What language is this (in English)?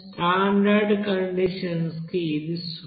Telugu